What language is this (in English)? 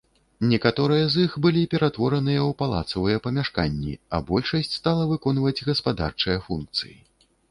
Belarusian